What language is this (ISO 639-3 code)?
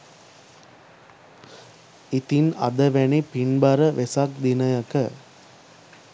sin